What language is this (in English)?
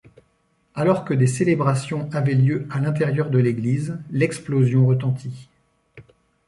French